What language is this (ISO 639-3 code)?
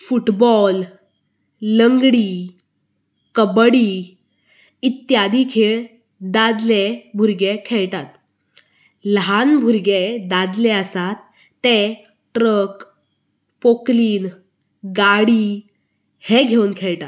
kok